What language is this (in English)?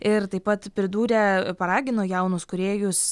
Lithuanian